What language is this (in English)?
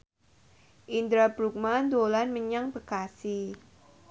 Javanese